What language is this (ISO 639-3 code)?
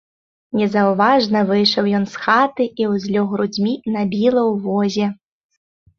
bel